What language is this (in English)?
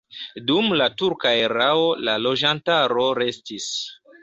Esperanto